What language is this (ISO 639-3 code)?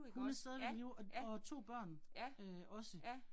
dan